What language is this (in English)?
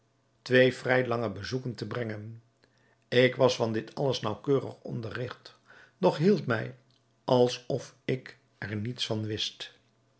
Dutch